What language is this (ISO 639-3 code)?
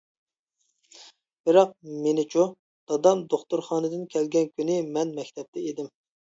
uig